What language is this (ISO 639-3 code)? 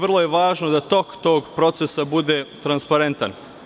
srp